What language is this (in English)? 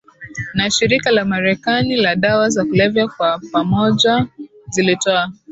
Swahili